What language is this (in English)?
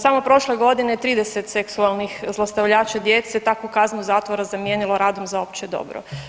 Croatian